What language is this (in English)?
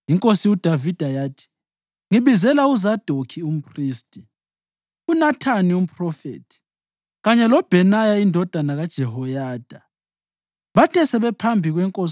North Ndebele